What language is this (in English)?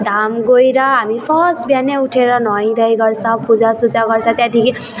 Nepali